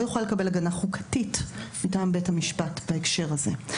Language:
Hebrew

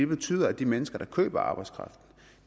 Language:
Danish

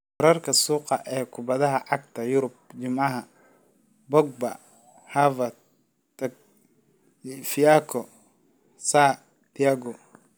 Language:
Somali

